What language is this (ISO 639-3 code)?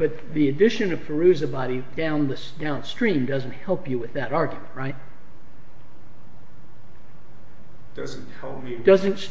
eng